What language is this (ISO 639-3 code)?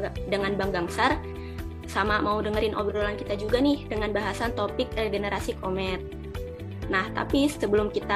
ind